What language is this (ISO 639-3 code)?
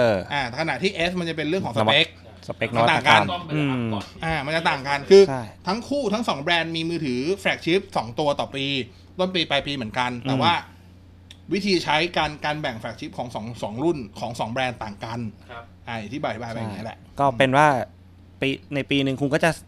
tha